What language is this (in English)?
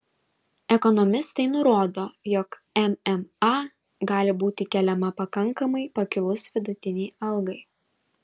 Lithuanian